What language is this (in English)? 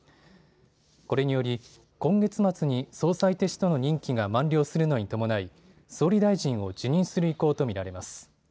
Japanese